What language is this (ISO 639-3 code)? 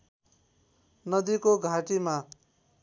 nep